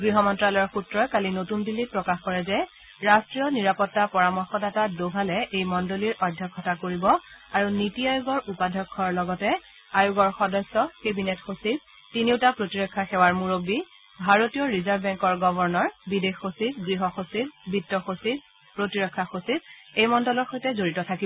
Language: Assamese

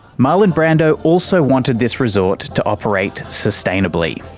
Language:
English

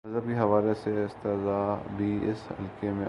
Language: Urdu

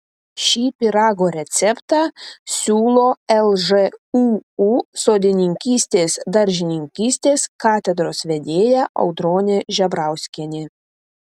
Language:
Lithuanian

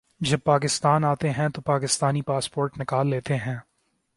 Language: Urdu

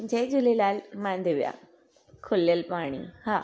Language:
Sindhi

